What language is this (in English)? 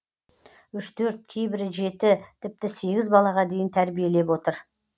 Kazakh